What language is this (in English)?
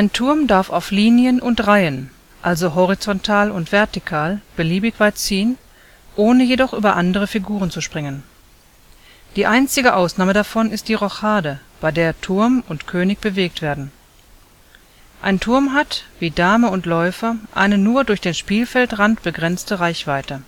German